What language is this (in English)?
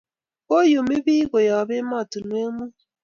Kalenjin